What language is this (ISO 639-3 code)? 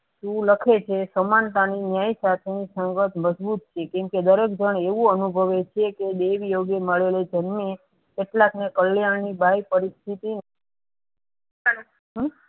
guj